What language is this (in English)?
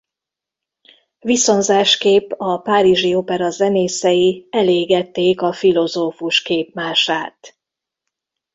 Hungarian